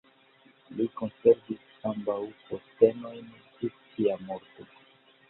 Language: Esperanto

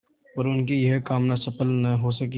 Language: Hindi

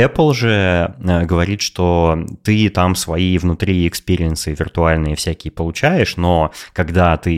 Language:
Russian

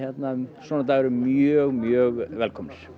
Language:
Icelandic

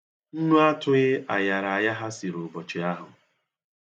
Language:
Igbo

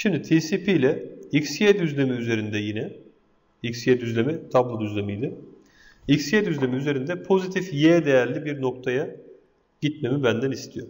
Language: Turkish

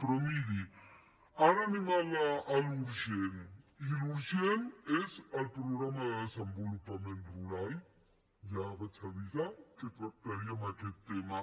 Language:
Catalan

